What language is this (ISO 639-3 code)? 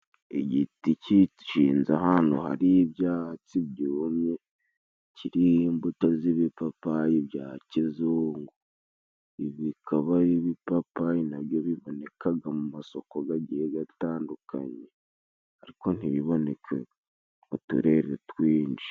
kin